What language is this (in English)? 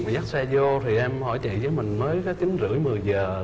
Vietnamese